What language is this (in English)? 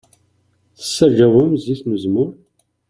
Kabyle